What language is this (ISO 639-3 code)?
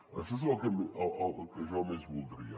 cat